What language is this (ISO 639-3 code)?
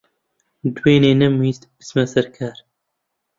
ckb